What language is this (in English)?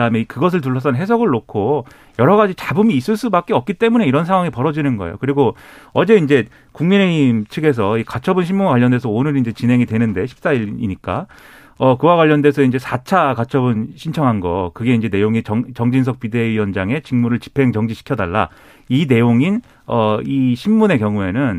Korean